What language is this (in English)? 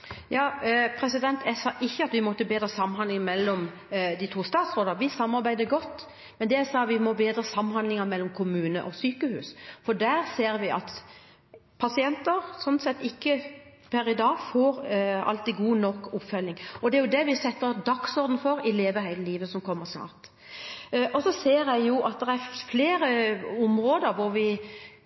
Norwegian Bokmål